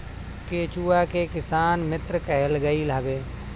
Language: Bhojpuri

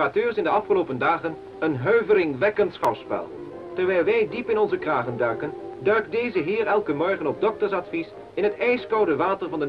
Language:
Dutch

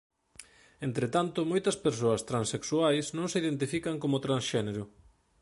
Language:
Galician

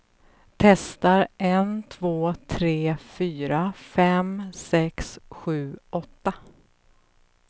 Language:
Swedish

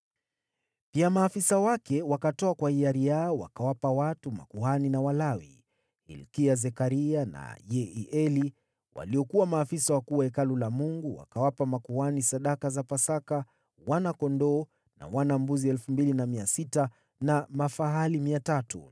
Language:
Swahili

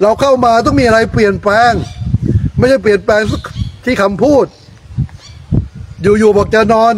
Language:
Thai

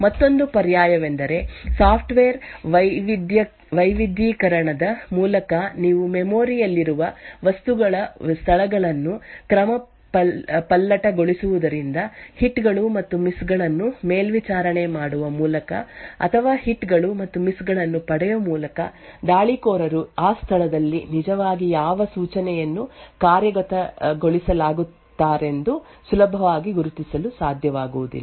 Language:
Kannada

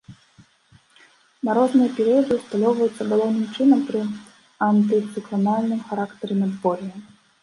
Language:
Belarusian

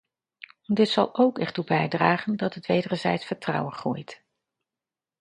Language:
Dutch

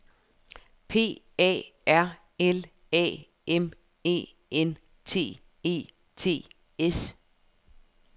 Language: Danish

